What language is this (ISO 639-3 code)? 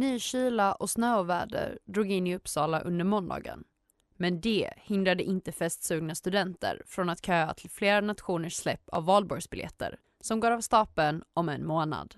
swe